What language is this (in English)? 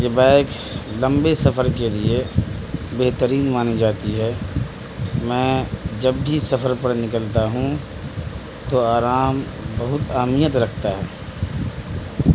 Urdu